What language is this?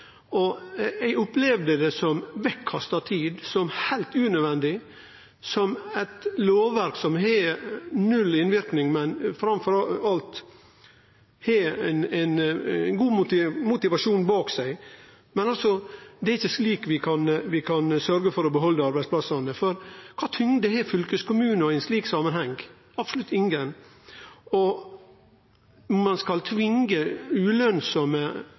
Norwegian Nynorsk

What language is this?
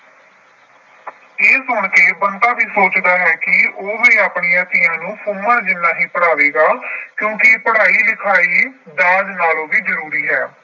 Punjabi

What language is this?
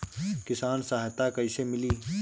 Bhojpuri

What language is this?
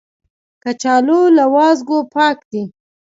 Pashto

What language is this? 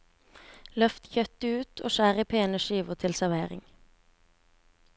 Norwegian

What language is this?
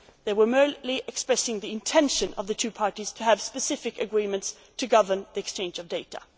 English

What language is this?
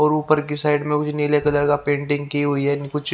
Hindi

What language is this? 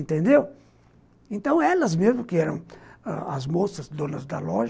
Portuguese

